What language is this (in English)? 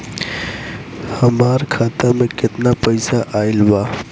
Bhojpuri